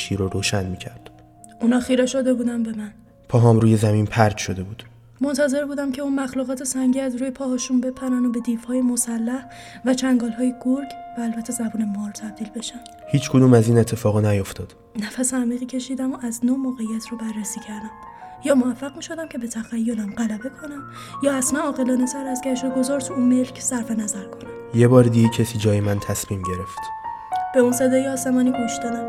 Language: Persian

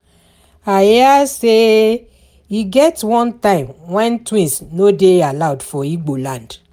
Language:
Nigerian Pidgin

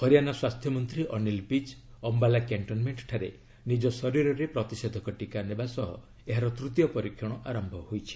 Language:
Odia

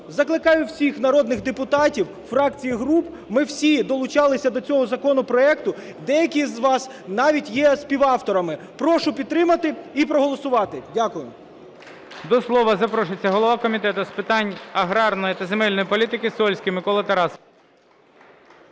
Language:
Ukrainian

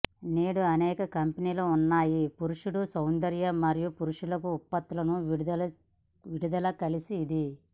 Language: Telugu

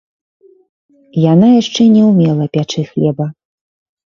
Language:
Belarusian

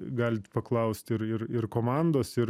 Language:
Lithuanian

